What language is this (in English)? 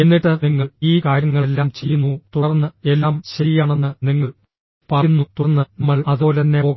Malayalam